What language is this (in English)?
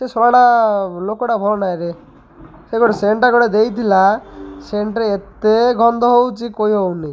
Odia